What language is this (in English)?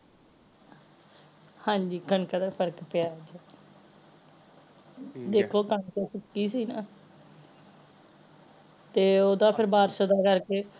Punjabi